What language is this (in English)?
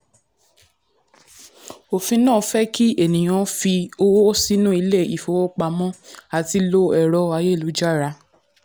Yoruba